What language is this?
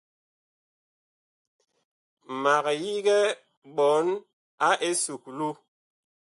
Bakoko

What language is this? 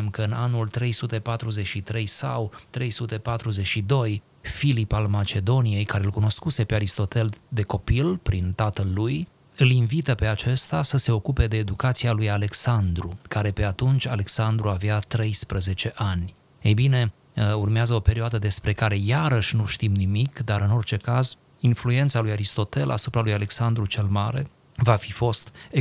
Romanian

